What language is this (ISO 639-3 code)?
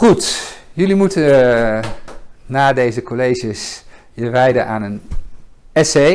nld